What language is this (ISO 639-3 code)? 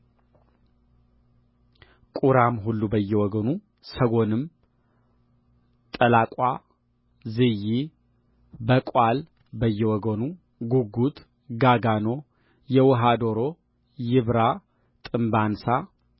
amh